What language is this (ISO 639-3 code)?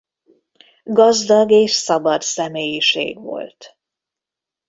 hun